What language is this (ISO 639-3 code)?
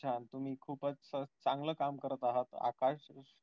mar